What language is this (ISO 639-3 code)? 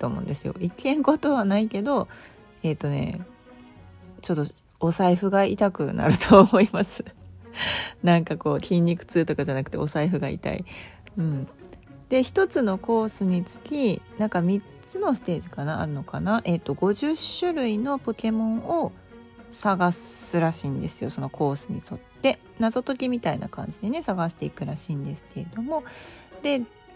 jpn